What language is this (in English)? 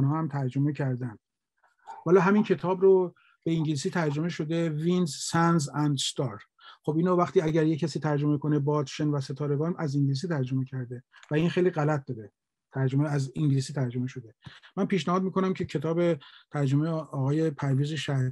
Persian